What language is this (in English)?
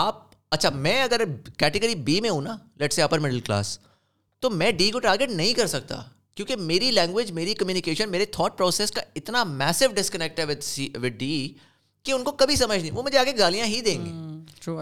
Urdu